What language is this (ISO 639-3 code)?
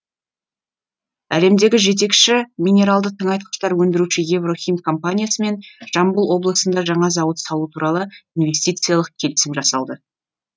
kaz